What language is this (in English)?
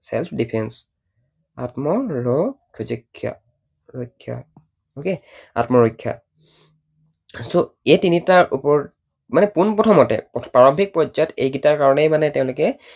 Assamese